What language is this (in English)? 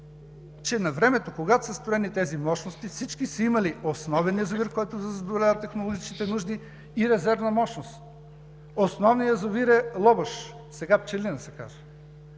Bulgarian